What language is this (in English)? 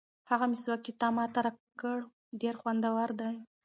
Pashto